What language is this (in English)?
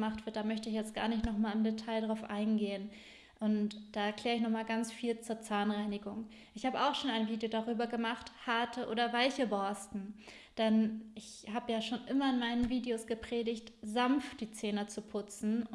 German